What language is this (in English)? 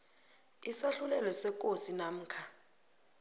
South Ndebele